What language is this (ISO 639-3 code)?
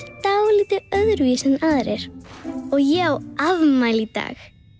isl